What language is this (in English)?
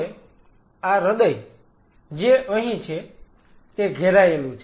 Gujarati